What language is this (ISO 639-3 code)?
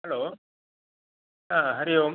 san